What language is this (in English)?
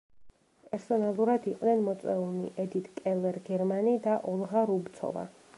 Georgian